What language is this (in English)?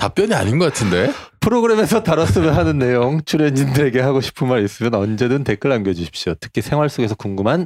Korean